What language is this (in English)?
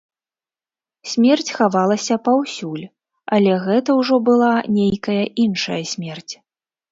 Belarusian